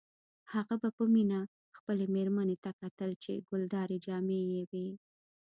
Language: Pashto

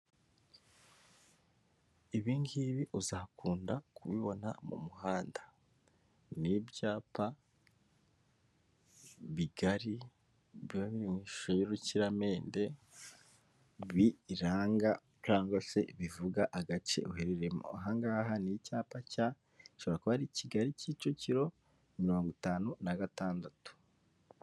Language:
Kinyarwanda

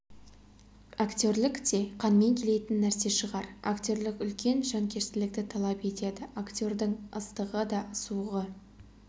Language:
Kazakh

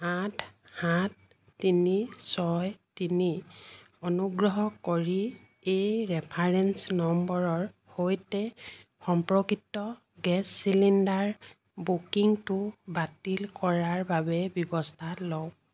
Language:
Assamese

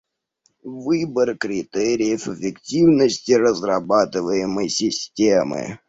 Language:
Russian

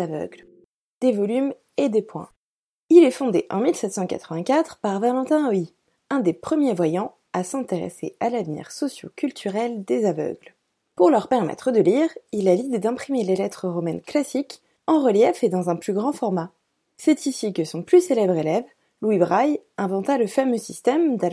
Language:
French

